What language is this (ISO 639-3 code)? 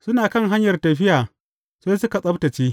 hau